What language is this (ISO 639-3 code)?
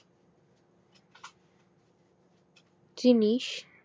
ben